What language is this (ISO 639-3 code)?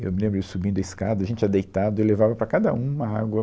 por